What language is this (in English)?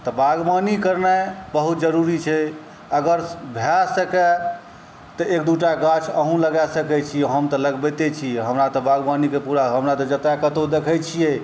Maithili